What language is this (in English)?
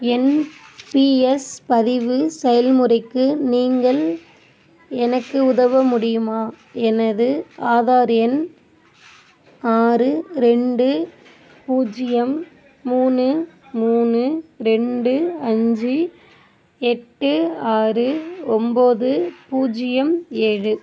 Tamil